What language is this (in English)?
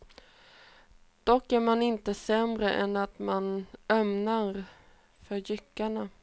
Swedish